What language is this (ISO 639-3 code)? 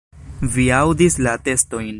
epo